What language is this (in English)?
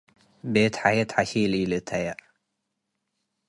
Tigre